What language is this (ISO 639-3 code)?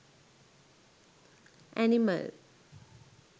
sin